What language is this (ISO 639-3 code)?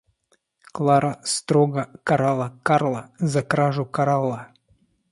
rus